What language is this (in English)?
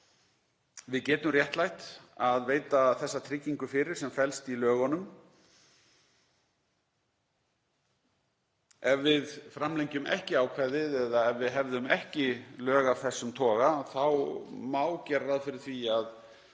Icelandic